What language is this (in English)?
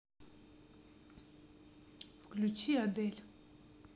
Russian